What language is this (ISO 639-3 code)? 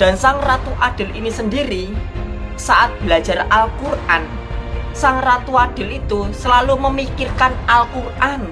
ind